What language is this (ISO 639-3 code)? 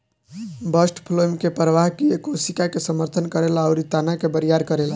bho